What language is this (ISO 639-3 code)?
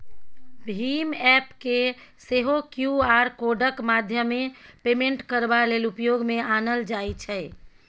mai